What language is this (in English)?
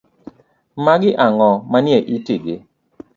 Luo (Kenya and Tanzania)